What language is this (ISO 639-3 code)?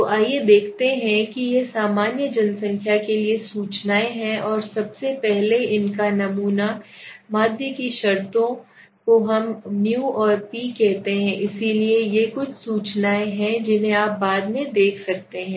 hin